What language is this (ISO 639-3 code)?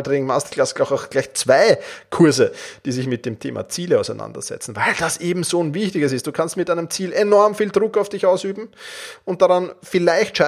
deu